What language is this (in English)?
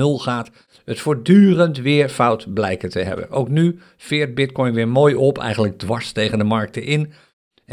Dutch